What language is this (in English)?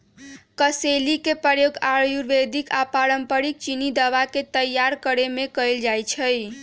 Magahi